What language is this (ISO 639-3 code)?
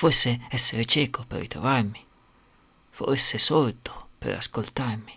ita